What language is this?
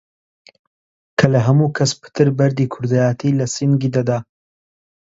Central Kurdish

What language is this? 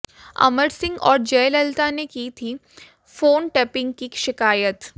Hindi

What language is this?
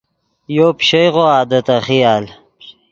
Yidgha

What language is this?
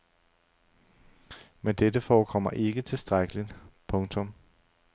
Danish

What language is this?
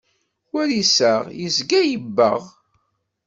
Kabyle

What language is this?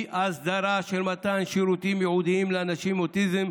Hebrew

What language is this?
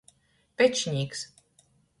Latgalian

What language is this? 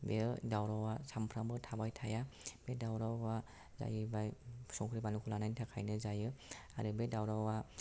Bodo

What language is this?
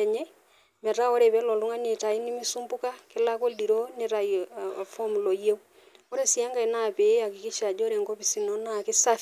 Masai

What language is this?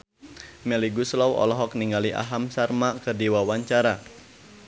Sundanese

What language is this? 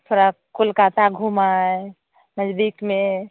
Hindi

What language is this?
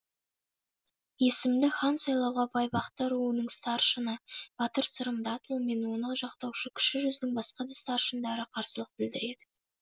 Kazakh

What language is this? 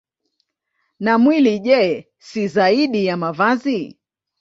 Swahili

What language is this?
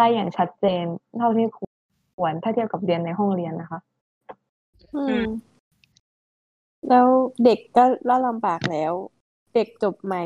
Thai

